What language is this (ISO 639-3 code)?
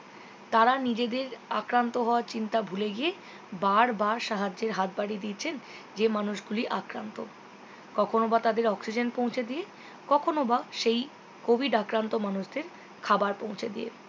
ben